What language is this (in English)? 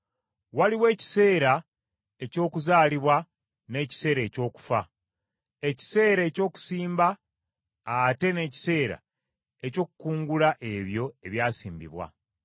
Ganda